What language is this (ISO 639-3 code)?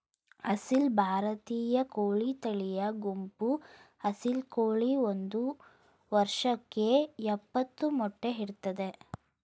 kan